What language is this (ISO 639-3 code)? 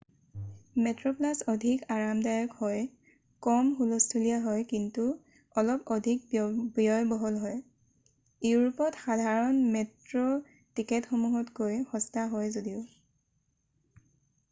asm